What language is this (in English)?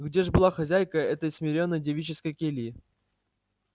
Russian